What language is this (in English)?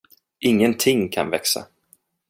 Swedish